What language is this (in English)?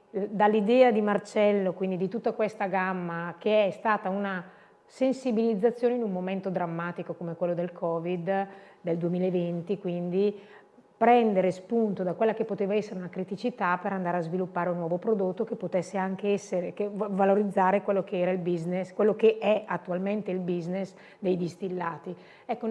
Italian